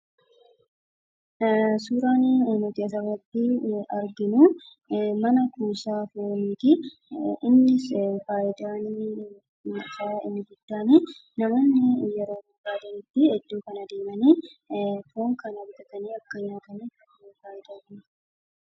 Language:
Oromo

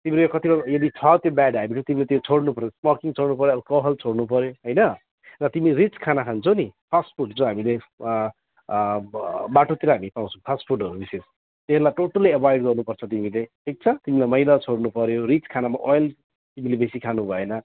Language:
Nepali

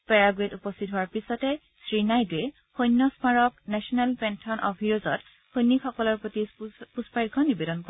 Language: Assamese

